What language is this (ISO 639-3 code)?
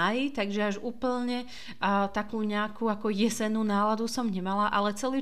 slk